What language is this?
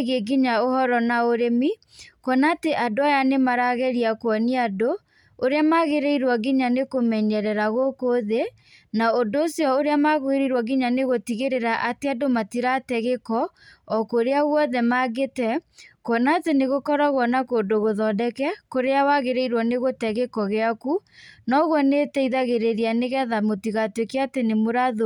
Kikuyu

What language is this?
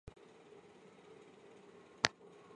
Chinese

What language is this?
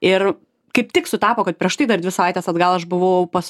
Lithuanian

